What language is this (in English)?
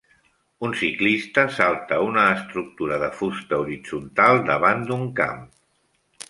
Catalan